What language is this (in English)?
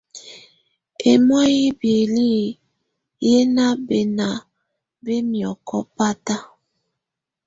Tunen